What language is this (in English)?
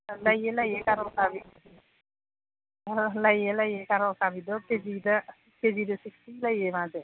Manipuri